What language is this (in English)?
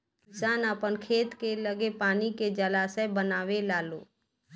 Bhojpuri